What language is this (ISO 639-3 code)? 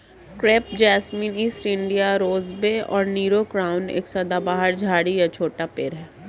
hin